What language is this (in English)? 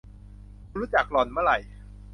Thai